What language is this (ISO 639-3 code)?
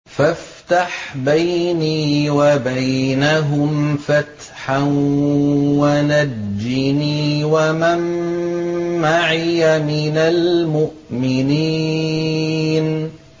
ara